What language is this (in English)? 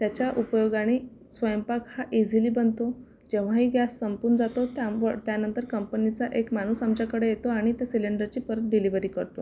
Marathi